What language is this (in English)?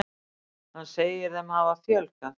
Icelandic